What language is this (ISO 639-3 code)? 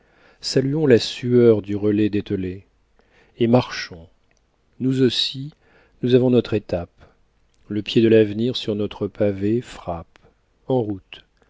fra